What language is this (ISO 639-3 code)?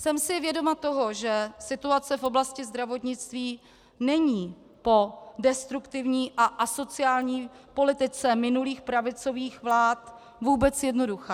ces